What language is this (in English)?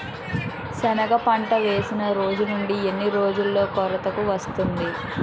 Telugu